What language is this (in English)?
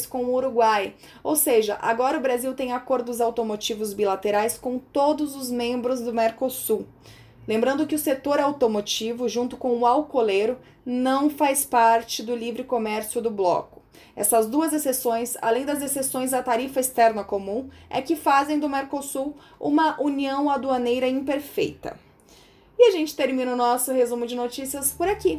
Portuguese